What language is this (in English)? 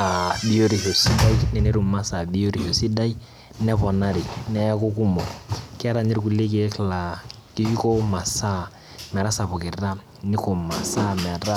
Masai